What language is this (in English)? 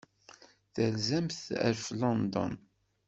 Kabyle